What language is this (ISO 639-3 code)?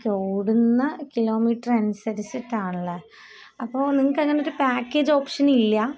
mal